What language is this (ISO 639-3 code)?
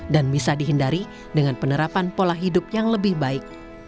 ind